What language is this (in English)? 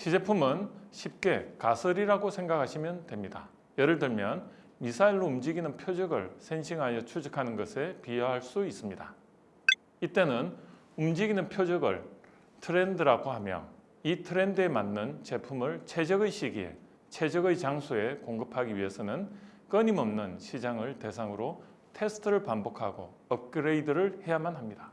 Korean